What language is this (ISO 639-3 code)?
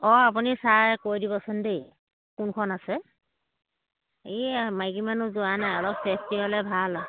asm